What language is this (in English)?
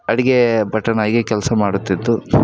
Kannada